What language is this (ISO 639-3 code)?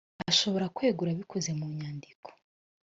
kin